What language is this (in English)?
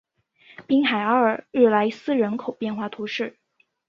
Chinese